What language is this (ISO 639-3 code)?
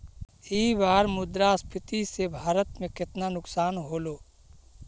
mag